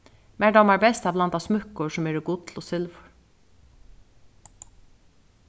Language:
Faroese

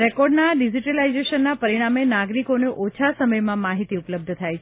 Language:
Gujarati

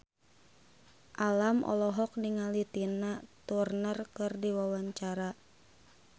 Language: Sundanese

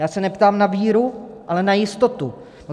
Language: Czech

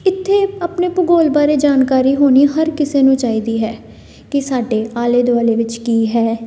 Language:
Punjabi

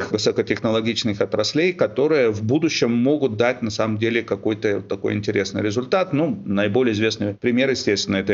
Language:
Russian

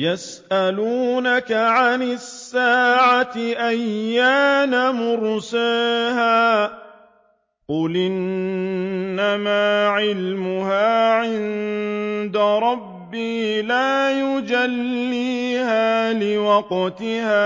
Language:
Arabic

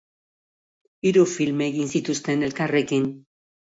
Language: Basque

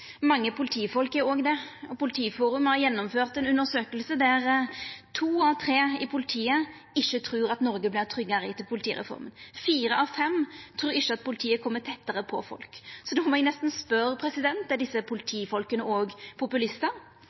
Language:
Norwegian Nynorsk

